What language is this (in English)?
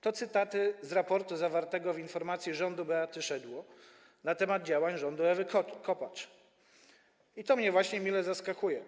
Polish